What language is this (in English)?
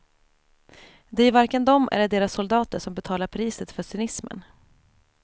Swedish